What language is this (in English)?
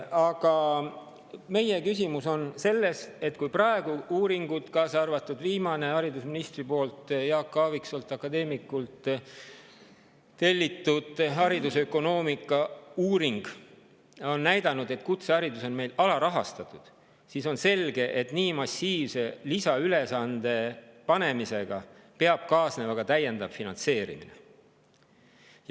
Estonian